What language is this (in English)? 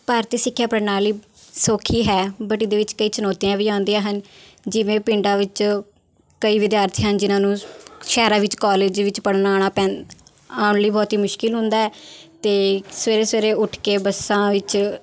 Punjabi